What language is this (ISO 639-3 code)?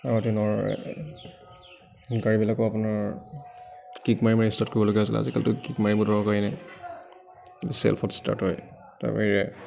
asm